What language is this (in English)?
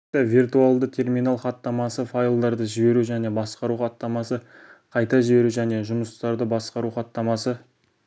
Kazakh